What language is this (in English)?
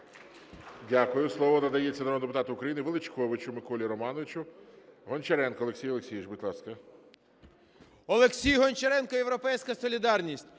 Ukrainian